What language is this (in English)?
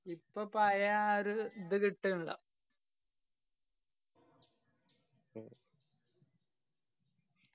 Malayalam